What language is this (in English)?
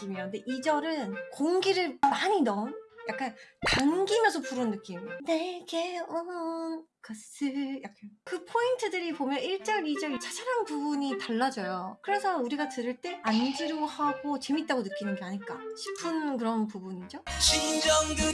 Korean